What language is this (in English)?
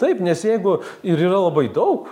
Lithuanian